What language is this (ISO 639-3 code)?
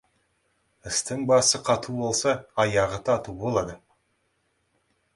kaz